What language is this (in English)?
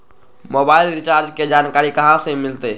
Magahi